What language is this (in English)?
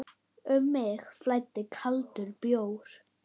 Icelandic